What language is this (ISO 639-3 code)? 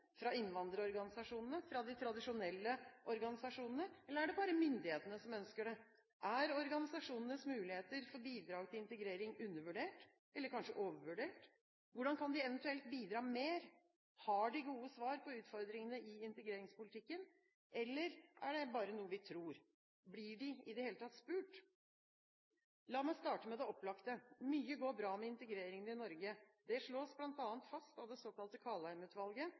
nob